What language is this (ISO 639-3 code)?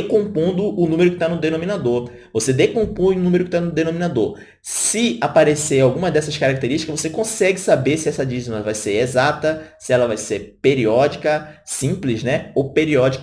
por